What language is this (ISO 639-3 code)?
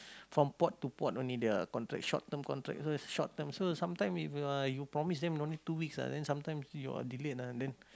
eng